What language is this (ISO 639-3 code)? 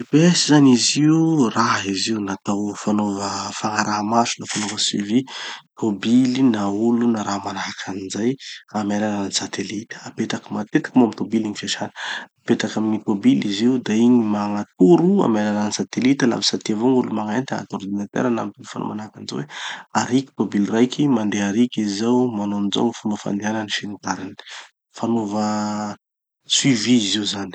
txy